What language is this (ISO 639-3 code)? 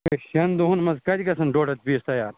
kas